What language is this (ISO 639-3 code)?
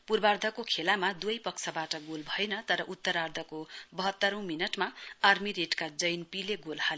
nep